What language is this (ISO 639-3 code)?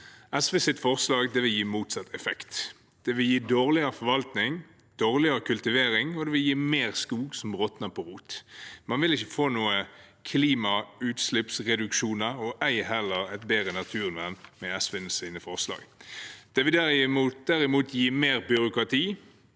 nor